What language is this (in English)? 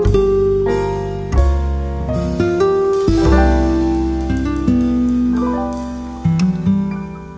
Vietnamese